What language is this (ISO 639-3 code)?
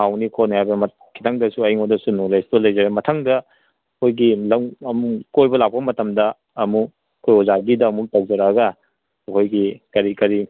mni